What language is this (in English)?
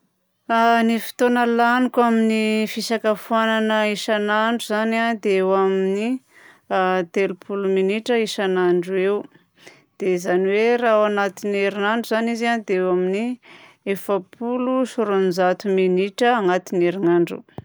Southern Betsimisaraka Malagasy